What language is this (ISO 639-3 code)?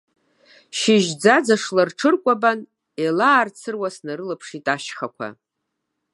abk